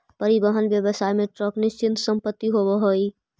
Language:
Magahi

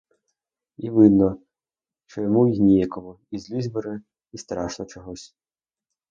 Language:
Ukrainian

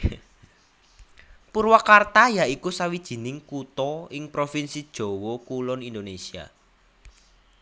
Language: Javanese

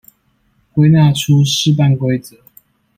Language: Chinese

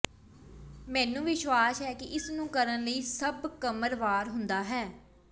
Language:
Punjabi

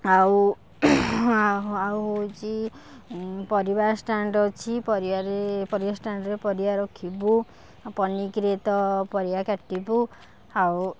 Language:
Odia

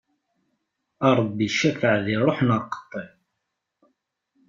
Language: Kabyle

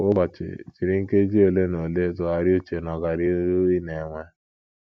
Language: Igbo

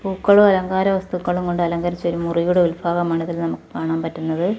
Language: Malayalam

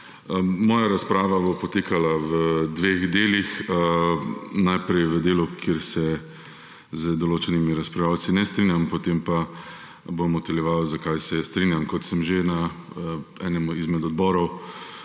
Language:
Slovenian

